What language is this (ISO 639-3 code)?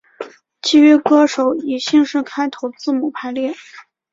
zho